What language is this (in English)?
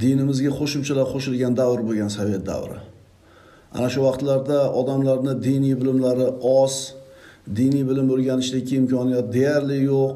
Turkish